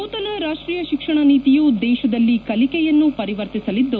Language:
Kannada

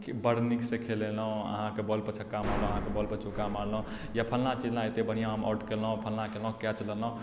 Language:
Maithili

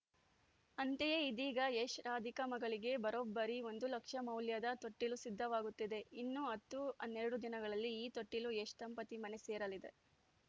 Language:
Kannada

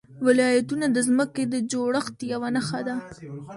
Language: Pashto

